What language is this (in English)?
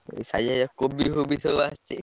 Odia